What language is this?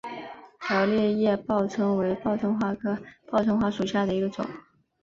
Chinese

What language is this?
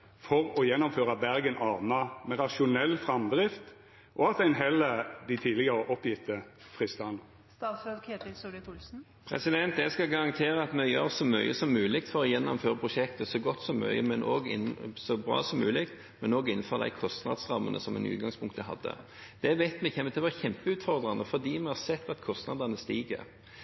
Norwegian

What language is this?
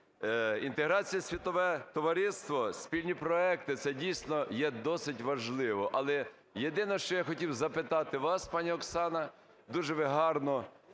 Ukrainian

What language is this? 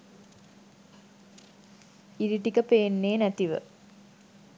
Sinhala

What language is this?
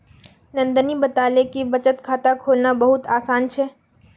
Magahi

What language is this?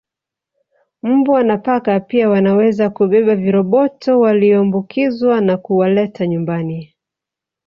Swahili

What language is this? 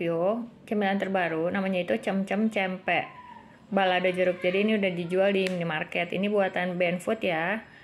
Indonesian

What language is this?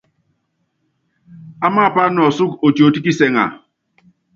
Yangben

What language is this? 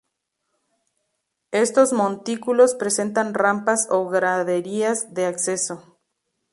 Spanish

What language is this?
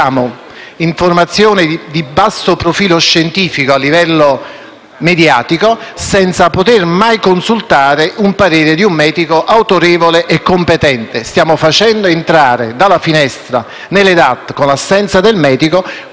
Italian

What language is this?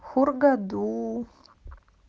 Russian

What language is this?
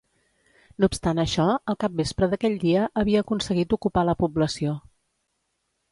Catalan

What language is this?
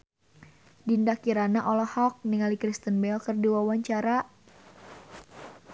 Sundanese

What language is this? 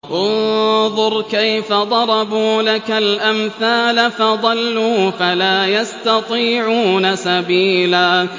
Arabic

